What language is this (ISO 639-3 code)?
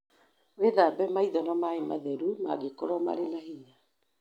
kik